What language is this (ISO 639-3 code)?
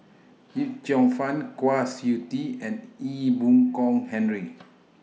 eng